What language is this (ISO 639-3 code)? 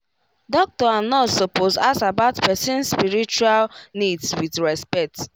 pcm